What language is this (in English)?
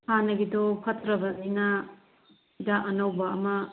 Manipuri